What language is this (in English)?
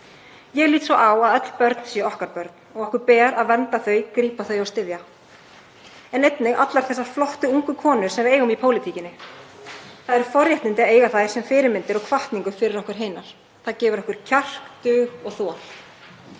Icelandic